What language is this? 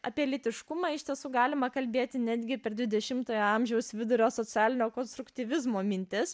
Lithuanian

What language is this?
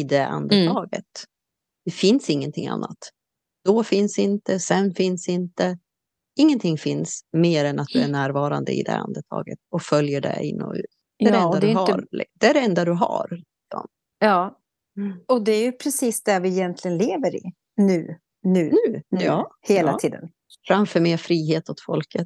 Swedish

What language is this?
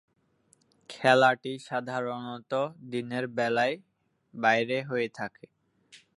Bangla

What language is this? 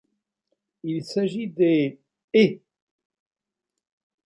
French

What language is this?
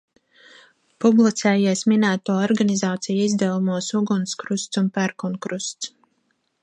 Latvian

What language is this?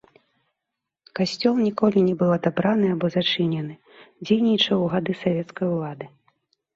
Belarusian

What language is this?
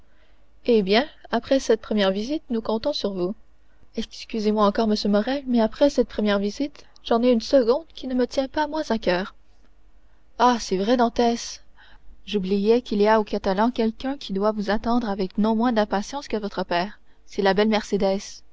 French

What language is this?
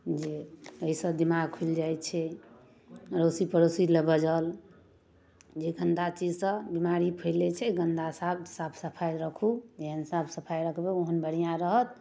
Maithili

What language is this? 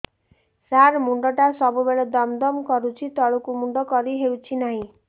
Odia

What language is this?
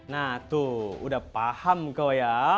Indonesian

